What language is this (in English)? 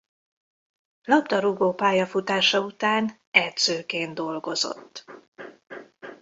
Hungarian